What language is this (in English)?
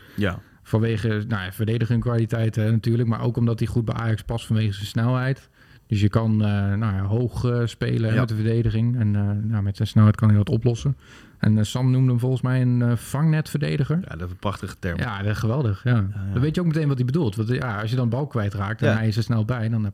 Dutch